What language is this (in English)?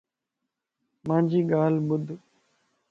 Lasi